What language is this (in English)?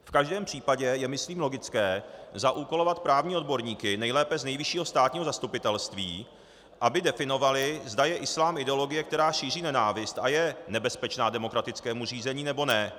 Czech